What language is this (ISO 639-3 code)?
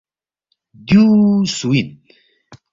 bft